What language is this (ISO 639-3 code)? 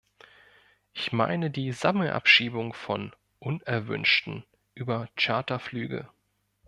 deu